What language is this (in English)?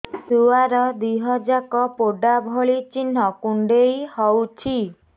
Odia